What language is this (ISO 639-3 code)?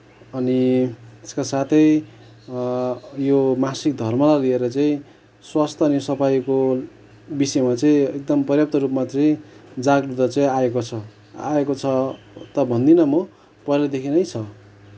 nep